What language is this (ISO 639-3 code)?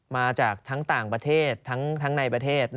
tha